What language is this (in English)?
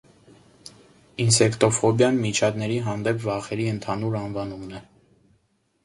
Armenian